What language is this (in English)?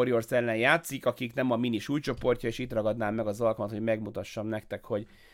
Hungarian